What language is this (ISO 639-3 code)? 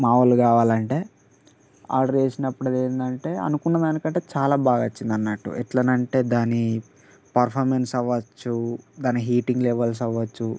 tel